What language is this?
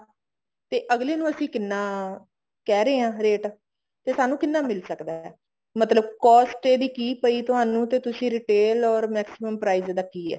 Punjabi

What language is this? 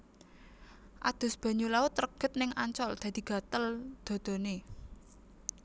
Javanese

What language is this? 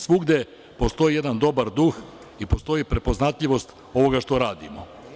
Serbian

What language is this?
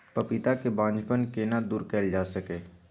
Maithili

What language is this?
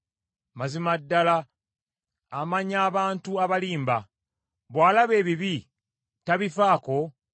Ganda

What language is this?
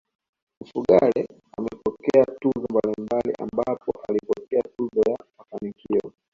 Swahili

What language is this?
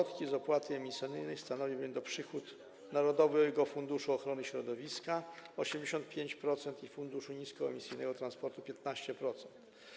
Polish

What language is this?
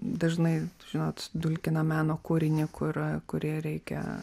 Lithuanian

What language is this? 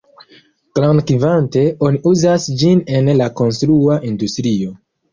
Esperanto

